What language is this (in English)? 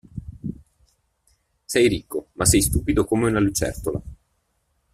Italian